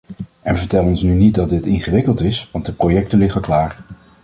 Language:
Dutch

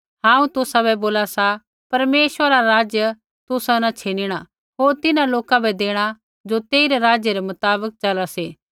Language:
Kullu Pahari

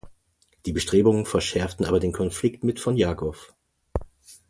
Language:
German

